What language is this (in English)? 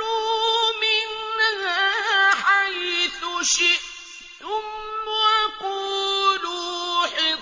Arabic